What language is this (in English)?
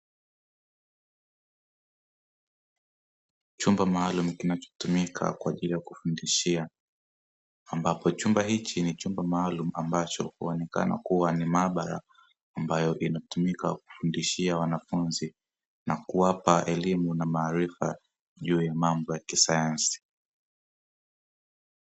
Swahili